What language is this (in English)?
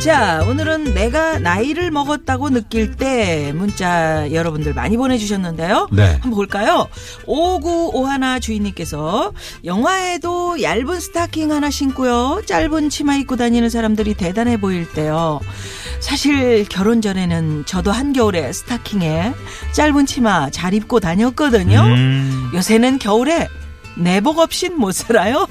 Korean